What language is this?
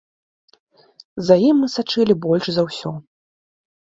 Belarusian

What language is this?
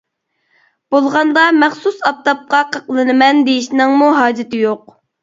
Uyghur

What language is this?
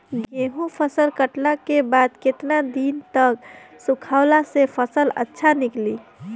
Bhojpuri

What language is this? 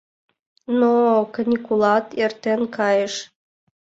Mari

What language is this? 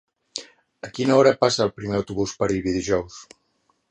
Catalan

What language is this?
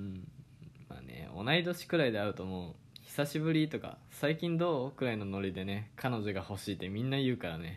Japanese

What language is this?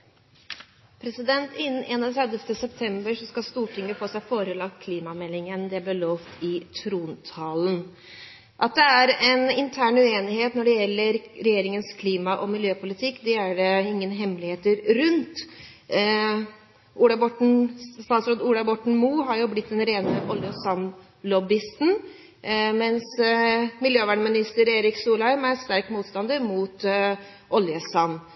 Norwegian Bokmål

